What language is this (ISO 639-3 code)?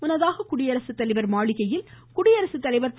tam